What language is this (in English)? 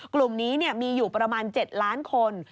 Thai